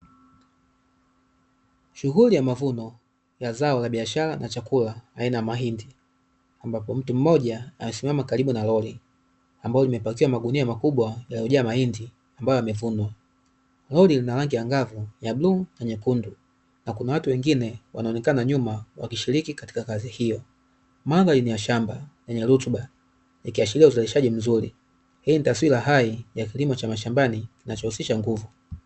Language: Swahili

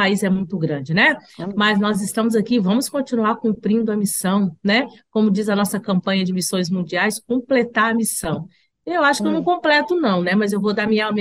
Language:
Portuguese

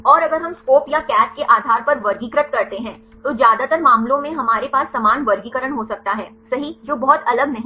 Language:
Hindi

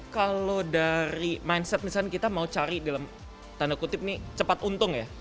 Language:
Indonesian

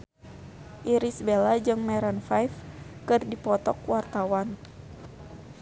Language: Sundanese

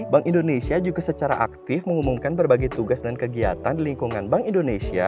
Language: Indonesian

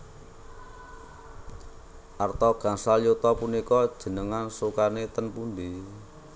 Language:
Javanese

